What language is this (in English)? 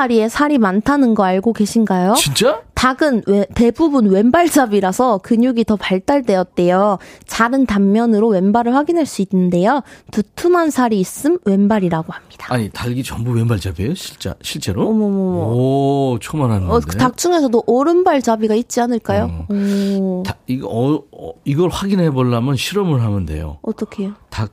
Korean